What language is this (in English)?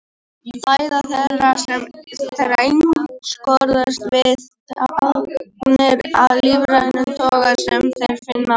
Icelandic